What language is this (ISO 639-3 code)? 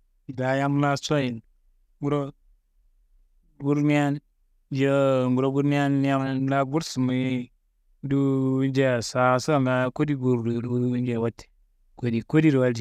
kbl